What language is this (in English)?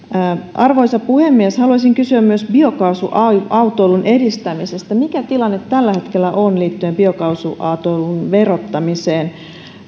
Finnish